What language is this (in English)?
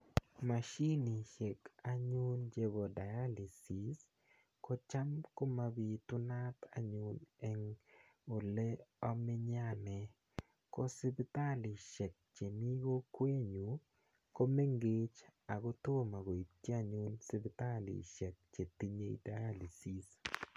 Kalenjin